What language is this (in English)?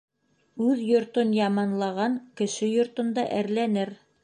Bashkir